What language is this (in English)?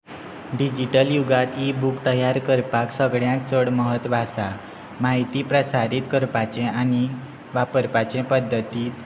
Konkani